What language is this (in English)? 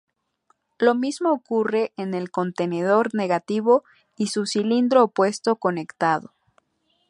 Spanish